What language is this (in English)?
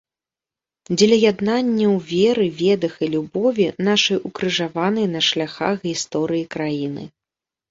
Belarusian